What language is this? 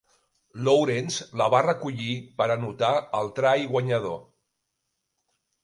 Catalan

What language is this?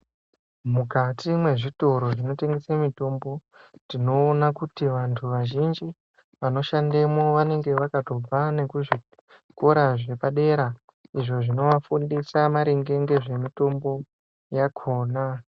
Ndau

